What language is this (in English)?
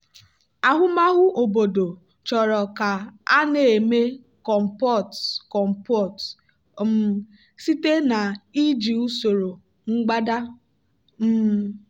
Igbo